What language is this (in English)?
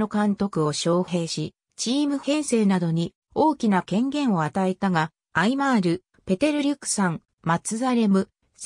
Japanese